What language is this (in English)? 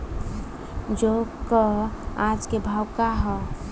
Bhojpuri